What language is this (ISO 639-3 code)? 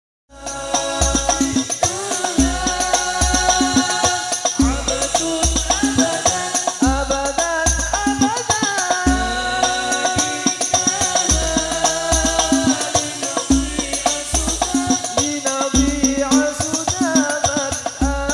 ind